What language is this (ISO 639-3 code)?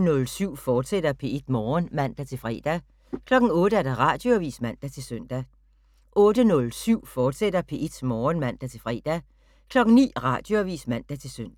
dan